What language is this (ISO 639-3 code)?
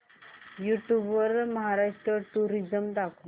mar